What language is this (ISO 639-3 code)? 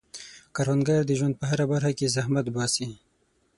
pus